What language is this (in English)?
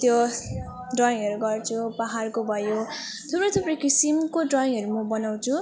Nepali